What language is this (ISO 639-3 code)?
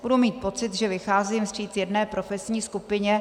ces